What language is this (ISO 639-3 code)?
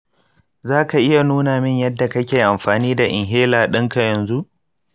hau